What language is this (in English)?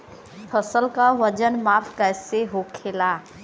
Bhojpuri